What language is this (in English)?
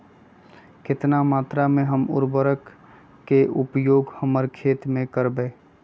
Magahi